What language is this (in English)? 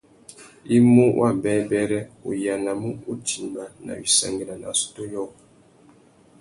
Tuki